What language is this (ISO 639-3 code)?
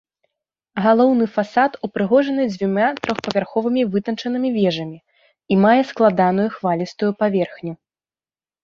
bel